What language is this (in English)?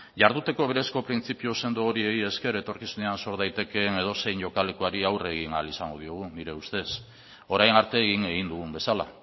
Basque